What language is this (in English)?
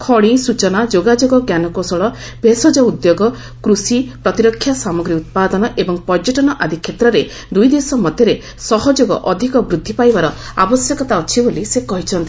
Odia